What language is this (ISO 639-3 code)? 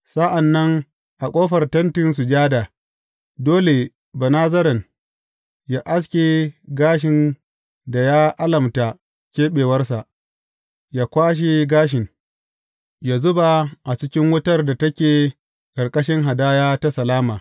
hau